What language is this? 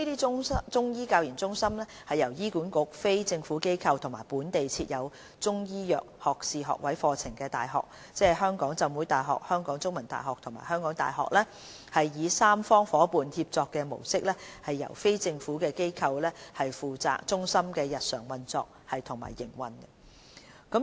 Cantonese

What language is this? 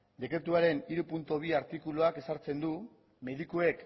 Basque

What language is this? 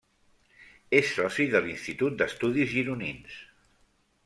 Catalan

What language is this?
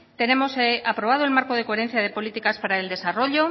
Spanish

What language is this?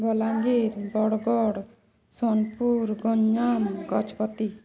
Odia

